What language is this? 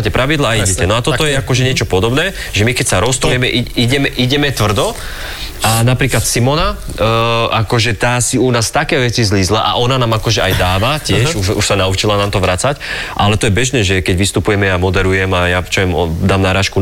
Slovak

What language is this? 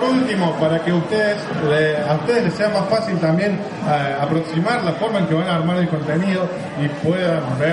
Spanish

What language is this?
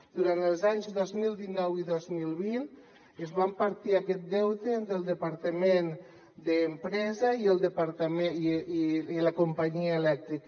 Catalan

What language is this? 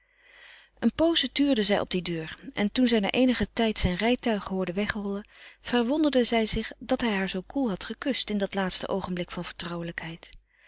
Dutch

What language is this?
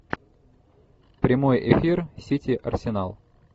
Russian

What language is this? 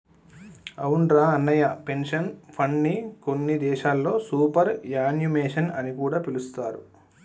Telugu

